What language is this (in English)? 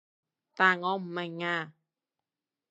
Cantonese